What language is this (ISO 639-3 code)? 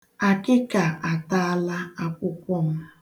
ibo